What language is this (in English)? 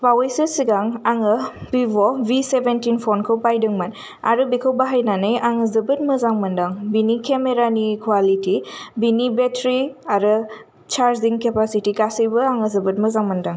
Bodo